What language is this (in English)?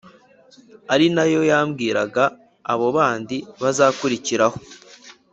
Kinyarwanda